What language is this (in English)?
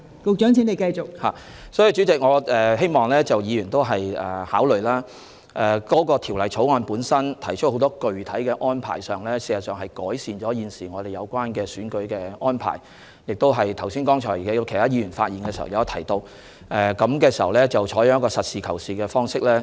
Cantonese